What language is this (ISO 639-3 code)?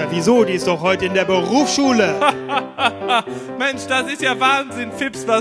deu